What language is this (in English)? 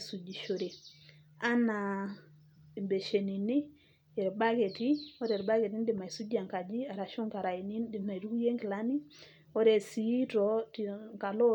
Masai